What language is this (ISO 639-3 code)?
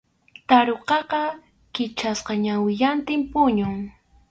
qxu